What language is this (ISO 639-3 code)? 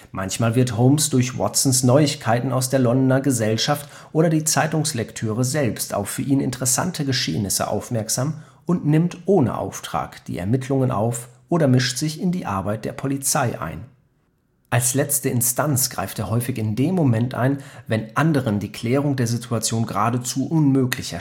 deu